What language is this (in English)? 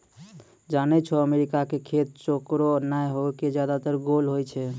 Maithili